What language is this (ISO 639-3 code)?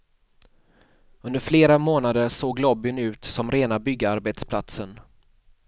swe